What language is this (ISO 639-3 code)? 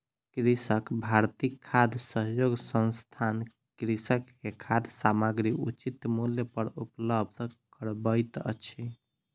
mai